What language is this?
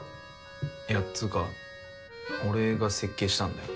Japanese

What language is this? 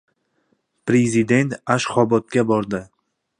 Uzbek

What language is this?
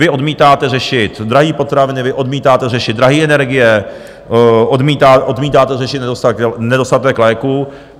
Czech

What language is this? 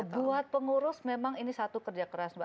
Indonesian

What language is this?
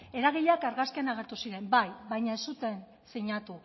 Basque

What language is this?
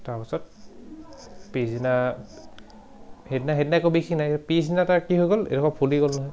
Assamese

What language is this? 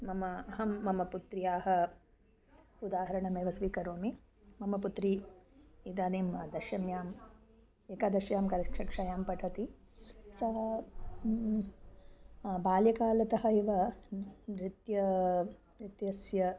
Sanskrit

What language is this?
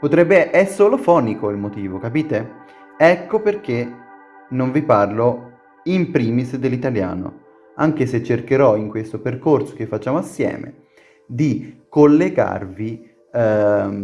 Italian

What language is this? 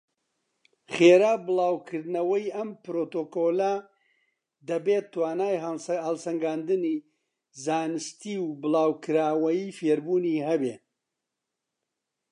Central Kurdish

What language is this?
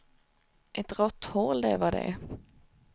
Swedish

